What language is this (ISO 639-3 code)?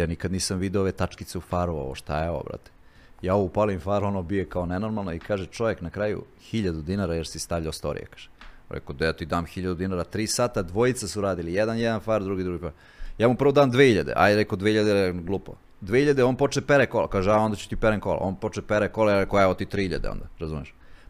hrv